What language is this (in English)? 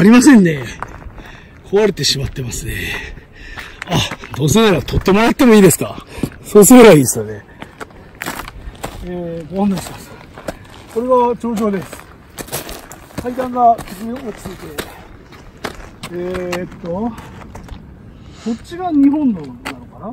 Japanese